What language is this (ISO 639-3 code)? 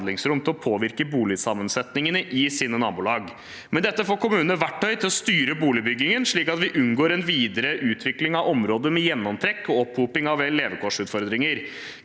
nor